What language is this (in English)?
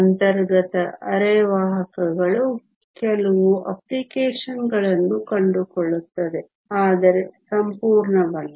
Kannada